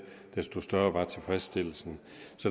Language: Danish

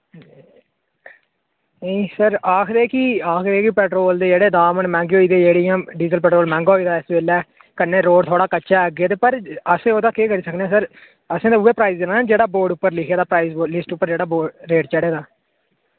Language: Dogri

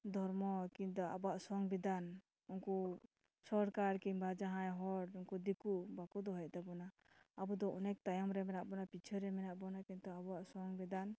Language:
Santali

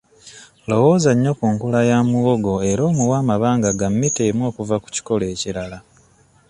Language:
Ganda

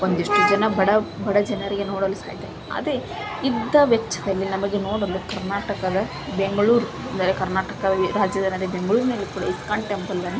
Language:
Kannada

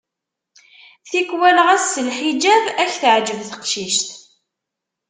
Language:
Kabyle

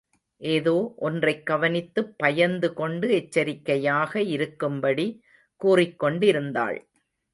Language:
Tamil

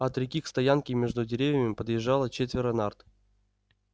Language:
Russian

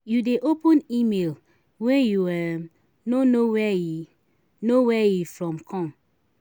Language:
Nigerian Pidgin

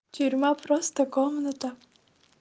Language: Russian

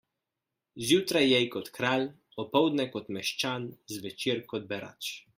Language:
Slovenian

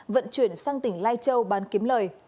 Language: Vietnamese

